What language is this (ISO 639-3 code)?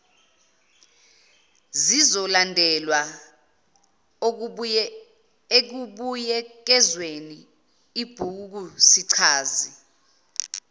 zul